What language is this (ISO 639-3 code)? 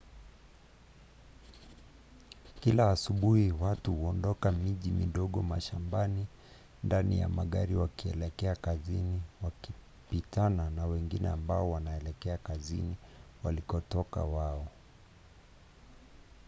swa